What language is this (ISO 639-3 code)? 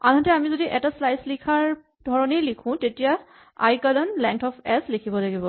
asm